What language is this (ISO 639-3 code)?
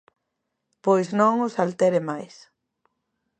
glg